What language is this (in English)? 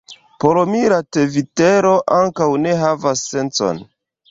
Esperanto